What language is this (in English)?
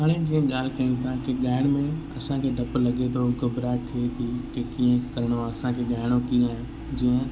Sindhi